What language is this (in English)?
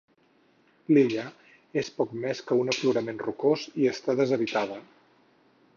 Catalan